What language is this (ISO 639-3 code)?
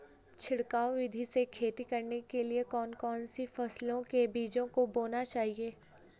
hin